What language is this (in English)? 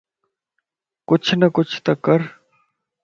Lasi